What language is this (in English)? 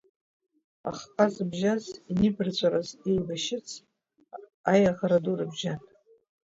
Abkhazian